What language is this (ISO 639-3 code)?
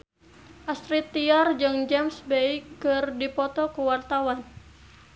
sun